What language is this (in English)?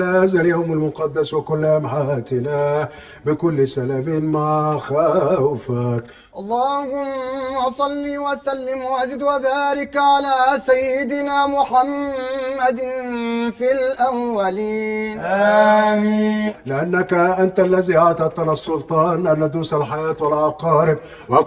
Arabic